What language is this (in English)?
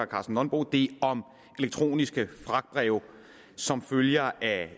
Danish